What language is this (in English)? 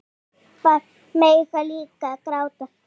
Icelandic